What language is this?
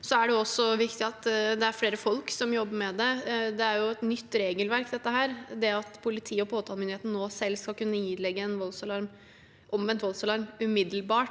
Norwegian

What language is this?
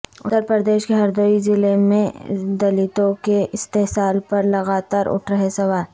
Urdu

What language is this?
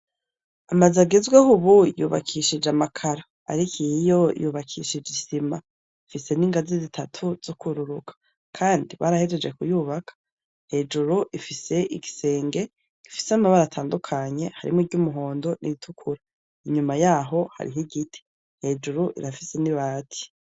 Rundi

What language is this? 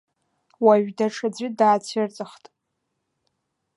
Abkhazian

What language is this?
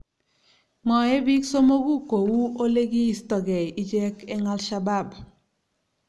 Kalenjin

